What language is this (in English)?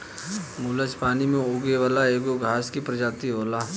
Bhojpuri